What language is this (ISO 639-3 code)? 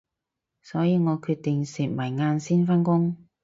yue